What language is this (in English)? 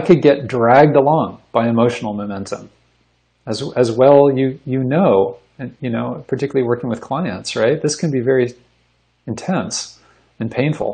English